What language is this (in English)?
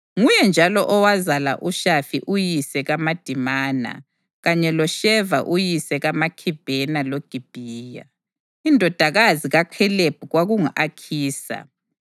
North Ndebele